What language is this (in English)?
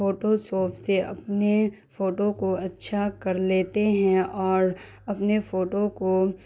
Urdu